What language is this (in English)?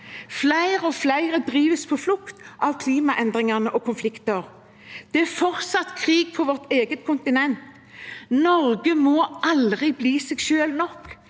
Norwegian